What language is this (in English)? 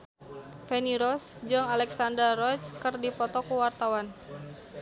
Sundanese